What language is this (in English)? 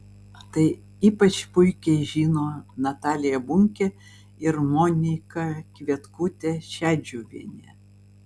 Lithuanian